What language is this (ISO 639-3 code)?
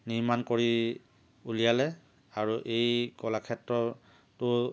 asm